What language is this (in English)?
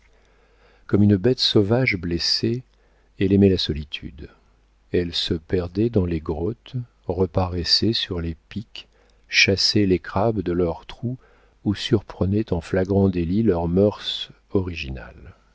French